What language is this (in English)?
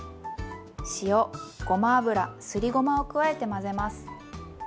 Japanese